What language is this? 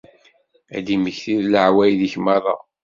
Kabyle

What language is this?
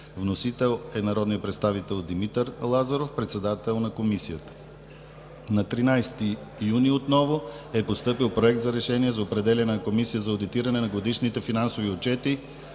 Bulgarian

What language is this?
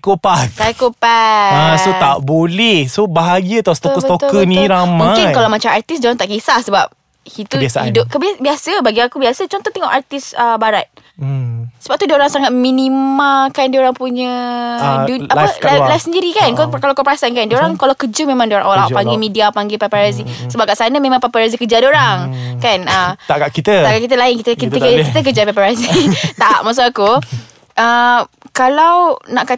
Malay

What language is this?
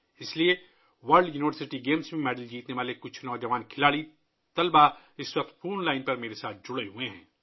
Urdu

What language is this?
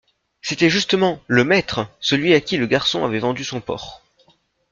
French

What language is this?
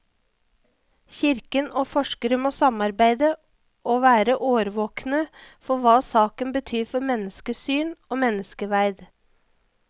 Norwegian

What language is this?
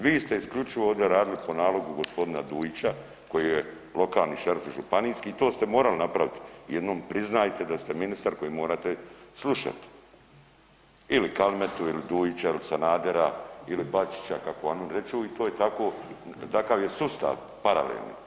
Croatian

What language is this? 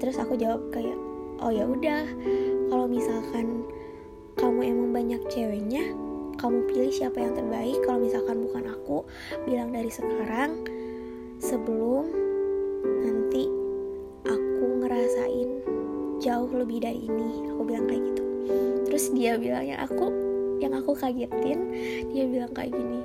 Indonesian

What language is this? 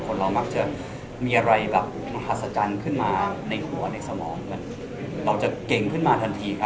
Thai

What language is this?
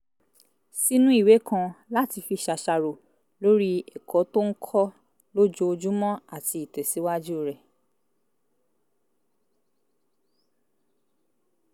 Yoruba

